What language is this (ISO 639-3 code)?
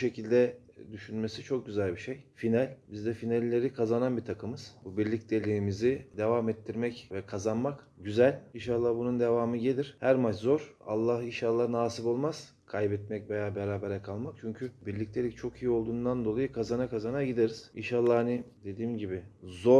tur